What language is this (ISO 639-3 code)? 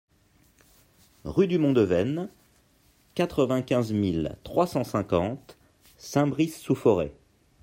fra